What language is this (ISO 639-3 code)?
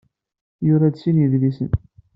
kab